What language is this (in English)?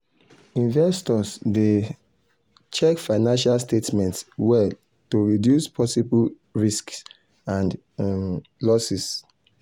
Nigerian Pidgin